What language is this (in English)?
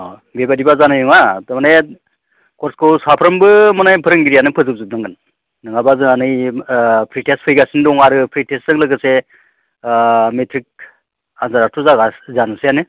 Bodo